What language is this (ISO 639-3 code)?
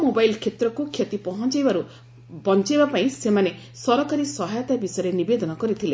ori